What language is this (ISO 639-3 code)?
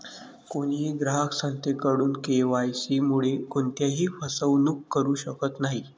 mar